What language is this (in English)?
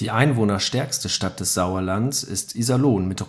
German